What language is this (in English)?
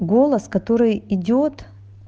Russian